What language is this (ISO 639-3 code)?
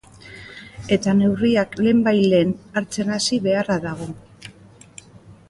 eus